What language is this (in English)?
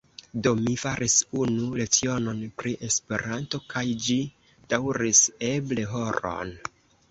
Esperanto